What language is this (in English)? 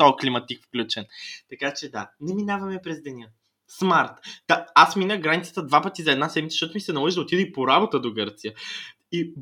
Bulgarian